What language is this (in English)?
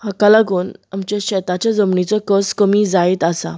Konkani